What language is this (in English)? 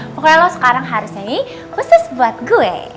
Indonesian